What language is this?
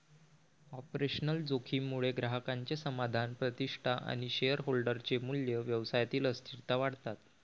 Marathi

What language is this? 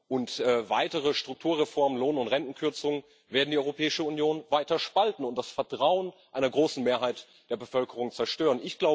German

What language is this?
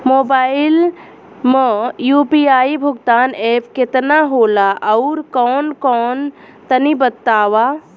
Bhojpuri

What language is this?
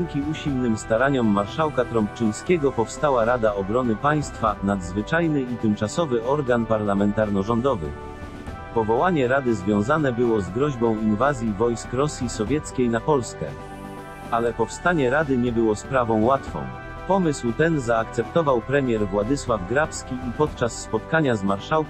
Polish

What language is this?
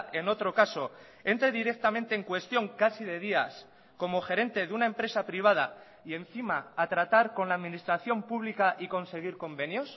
Spanish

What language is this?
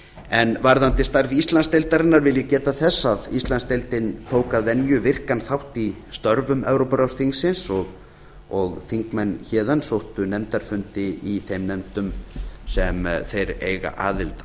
Icelandic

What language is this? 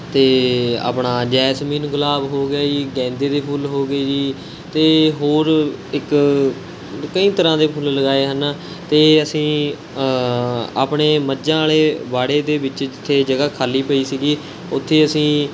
Punjabi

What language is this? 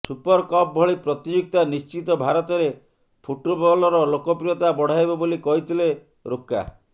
Odia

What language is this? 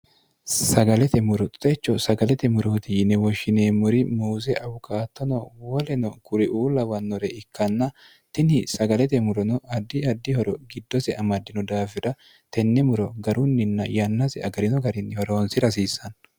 Sidamo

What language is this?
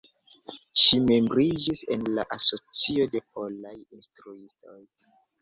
Esperanto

